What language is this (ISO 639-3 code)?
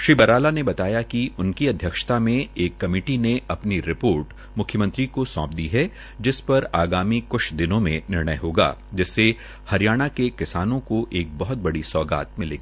hin